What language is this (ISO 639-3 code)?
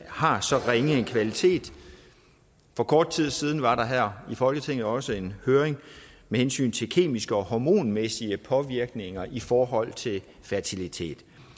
dan